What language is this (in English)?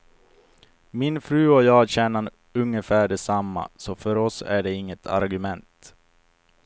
Swedish